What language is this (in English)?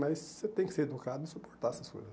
Portuguese